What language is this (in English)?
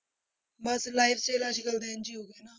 Punjabi